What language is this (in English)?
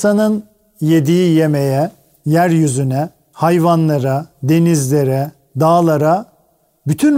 Turkish